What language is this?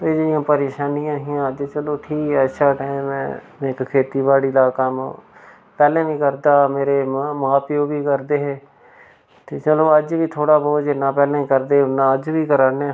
Dogri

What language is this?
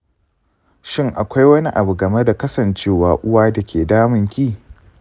Hausa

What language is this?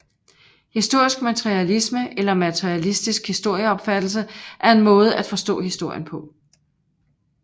Danish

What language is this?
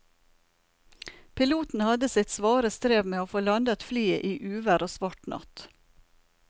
Norwegian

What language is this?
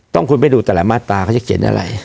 Thai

